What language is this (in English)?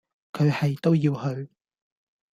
Cantonese